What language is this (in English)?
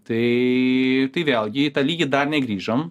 Lithuanian